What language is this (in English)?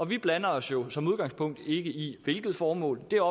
Danish